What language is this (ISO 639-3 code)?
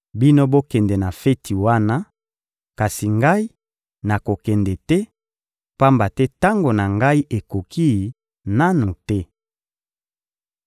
lin